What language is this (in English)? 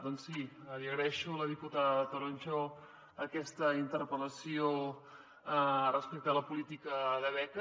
Catalan